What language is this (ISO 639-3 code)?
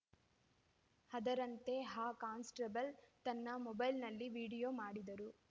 kan